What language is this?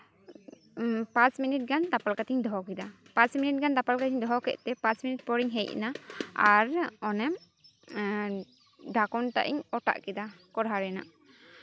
Santali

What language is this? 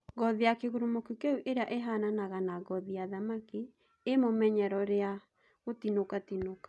Kikuyu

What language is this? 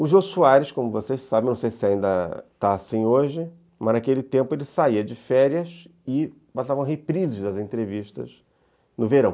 Portuguese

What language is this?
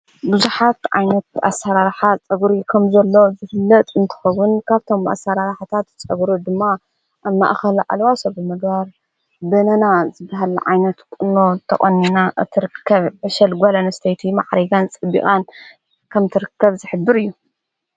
Tigrinya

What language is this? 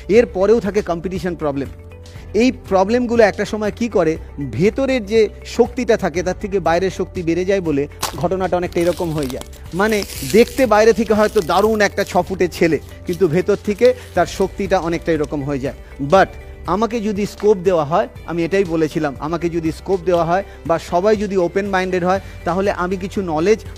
Bangla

